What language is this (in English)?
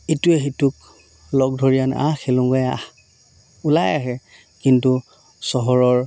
Assamese